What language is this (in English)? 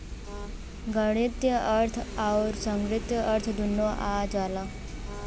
Bhojpuri